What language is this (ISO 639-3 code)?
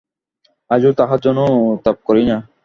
ben